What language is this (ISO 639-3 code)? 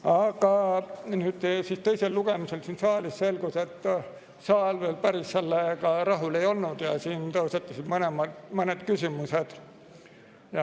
est